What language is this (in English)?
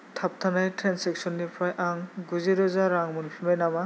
Bodo